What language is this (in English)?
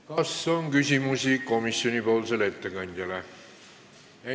Estonian